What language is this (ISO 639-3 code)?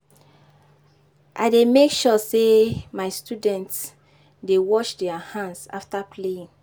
pcm